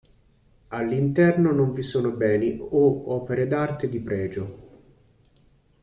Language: Italian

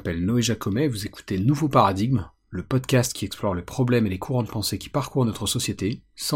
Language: French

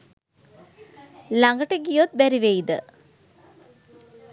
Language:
Sinhala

